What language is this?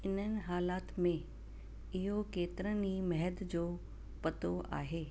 Sindhi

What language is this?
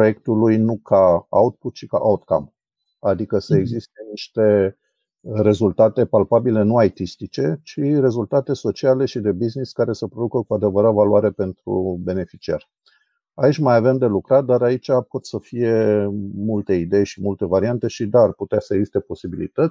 Romanian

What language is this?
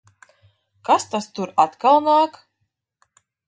Latvian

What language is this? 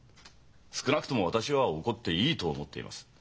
Japanese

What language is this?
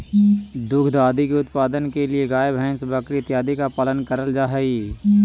Magahi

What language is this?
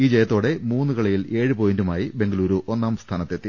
Malayalam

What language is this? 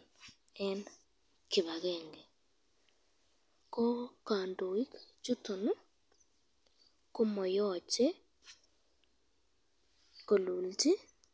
Kalenjin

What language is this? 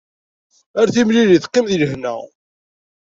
Kabyle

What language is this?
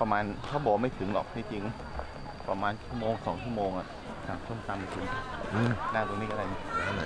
Thai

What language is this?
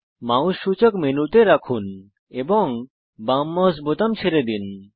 Bangla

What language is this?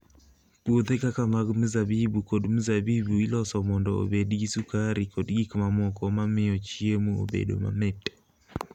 Luo (Kenya and Tanzania)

